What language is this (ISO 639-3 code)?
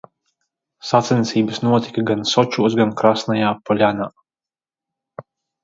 lav